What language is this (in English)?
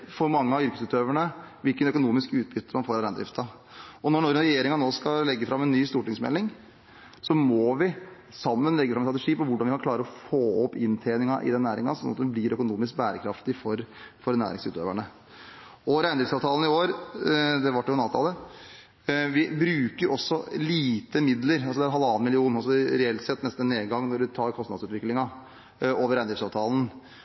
Norwegian Bokmål